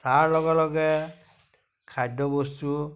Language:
Assamese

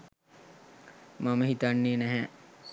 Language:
Sinhala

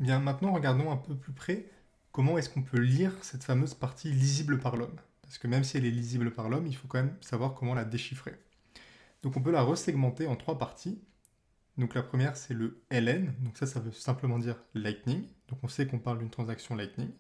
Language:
French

